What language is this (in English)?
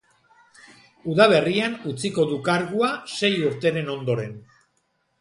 Basque